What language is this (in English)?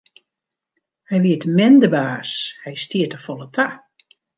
Western Frisian